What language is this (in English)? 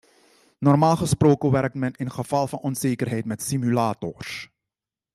Dutch